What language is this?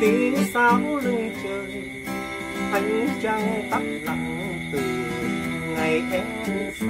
Vietnamese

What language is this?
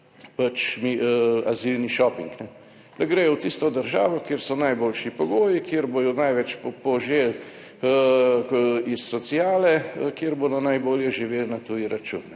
Slovenian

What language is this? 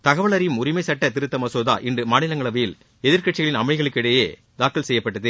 Tamil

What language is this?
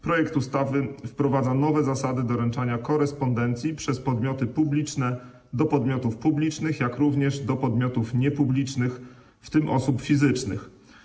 Polish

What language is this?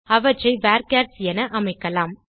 Tamil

